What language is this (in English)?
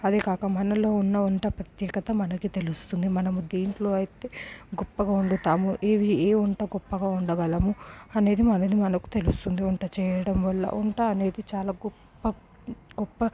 Telugu